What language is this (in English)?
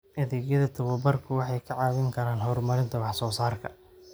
Somali